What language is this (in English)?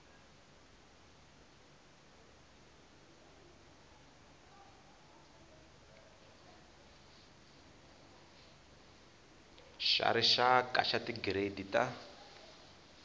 Tsonga